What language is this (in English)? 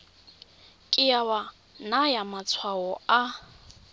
Tswana